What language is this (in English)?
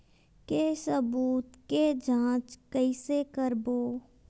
Chhattisgarhi